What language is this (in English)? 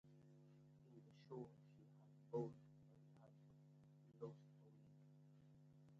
English